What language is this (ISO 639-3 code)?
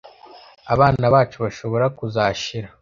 kin